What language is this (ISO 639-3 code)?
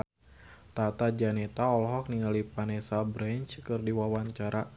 sun